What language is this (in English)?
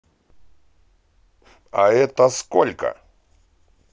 Russian